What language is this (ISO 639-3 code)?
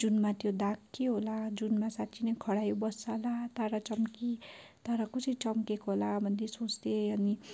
nep